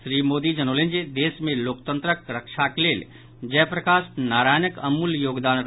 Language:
Maithili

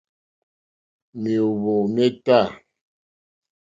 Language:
Mokpwe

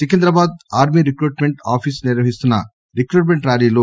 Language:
Telugu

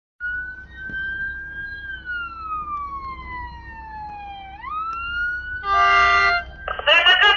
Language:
Romanian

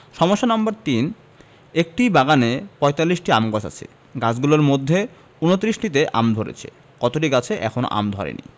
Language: Bangla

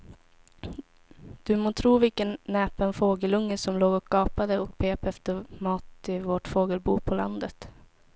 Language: Swedish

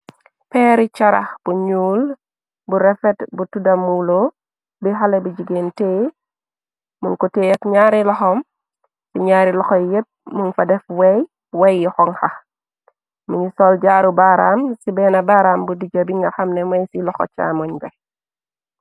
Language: Wolof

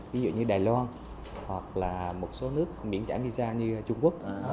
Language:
Vietnamese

